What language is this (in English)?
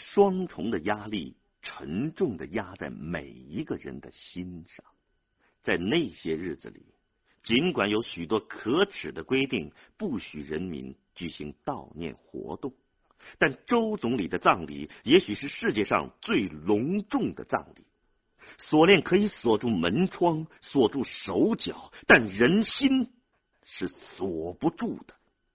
Chinese